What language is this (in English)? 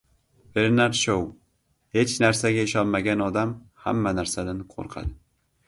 Uzbek